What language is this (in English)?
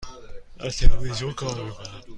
Persian